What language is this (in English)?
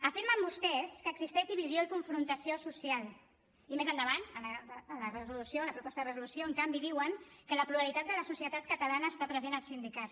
Catalan